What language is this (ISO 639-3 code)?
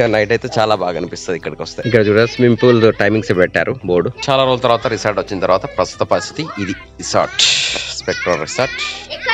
tel